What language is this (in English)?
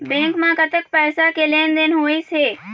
Chhattisgarhi